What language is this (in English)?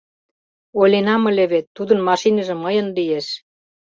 Mari